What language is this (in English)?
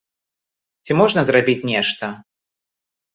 Belarusian